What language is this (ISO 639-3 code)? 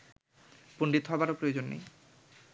ben